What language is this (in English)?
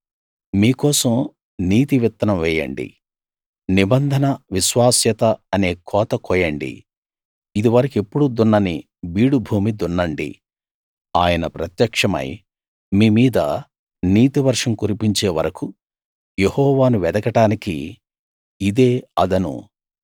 Telugu